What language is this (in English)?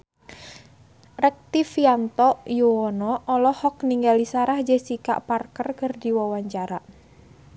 Sundanese